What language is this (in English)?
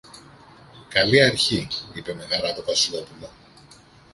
Greek